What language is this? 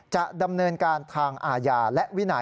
Thai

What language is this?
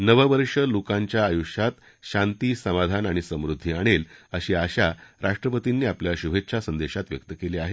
Marathi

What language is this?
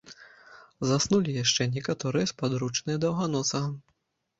Belarusian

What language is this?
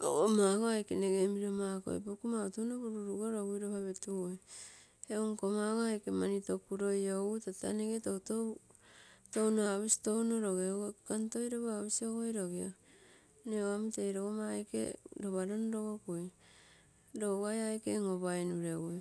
Terei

